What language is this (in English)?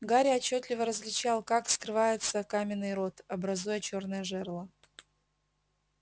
Russian